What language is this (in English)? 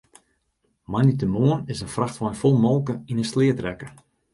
Western Frisian